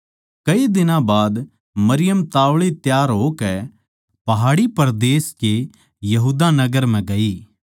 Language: Haryanvi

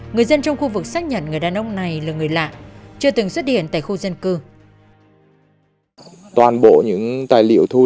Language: Vietnamese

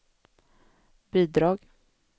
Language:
Swedish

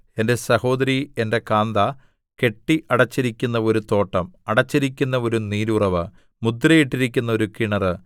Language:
Malayalam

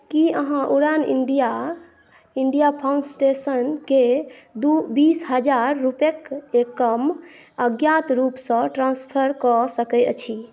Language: Maithili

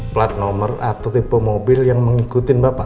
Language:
Indonesian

